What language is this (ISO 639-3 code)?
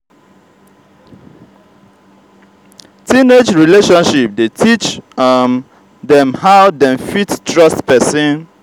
pcm